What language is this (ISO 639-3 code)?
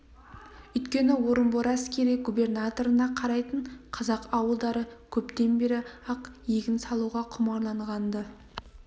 kaz